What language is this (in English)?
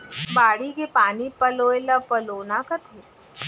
Chhattisgarhi